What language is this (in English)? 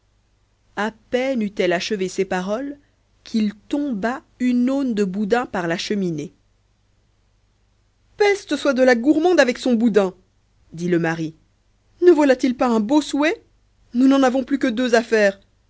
French